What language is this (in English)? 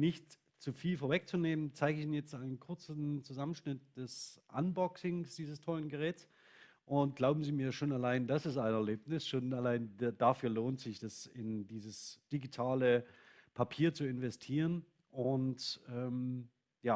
German